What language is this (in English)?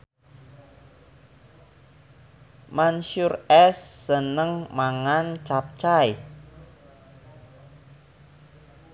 Javanese